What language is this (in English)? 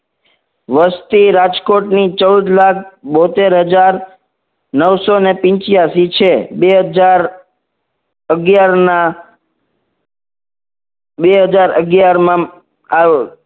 Gujarati